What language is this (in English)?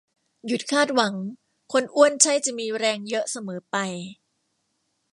Thai